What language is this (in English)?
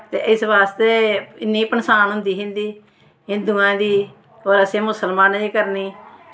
Dogri